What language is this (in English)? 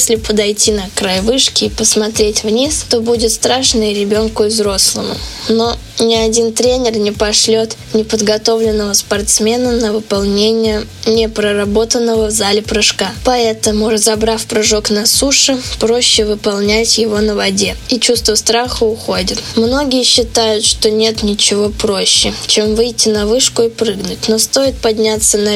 Russian